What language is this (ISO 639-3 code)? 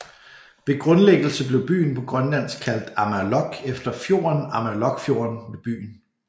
dan